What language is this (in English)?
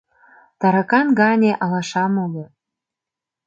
Mari